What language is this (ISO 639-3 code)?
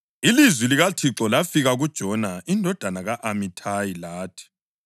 nde